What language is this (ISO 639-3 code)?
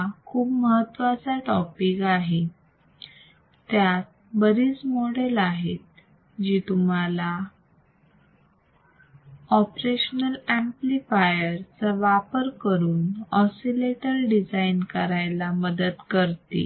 mar